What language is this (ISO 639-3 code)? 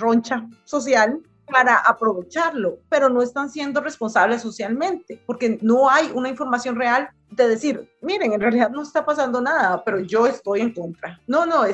spa